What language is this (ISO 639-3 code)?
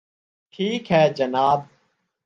urd